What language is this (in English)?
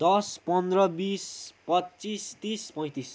Nepali